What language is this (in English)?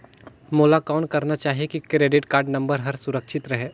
Chhattisgarhi